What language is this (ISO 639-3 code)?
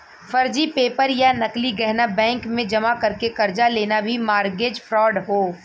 bho